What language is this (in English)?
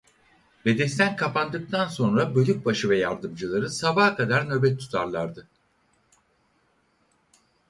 Turkish